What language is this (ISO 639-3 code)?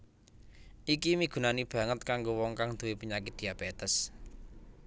jav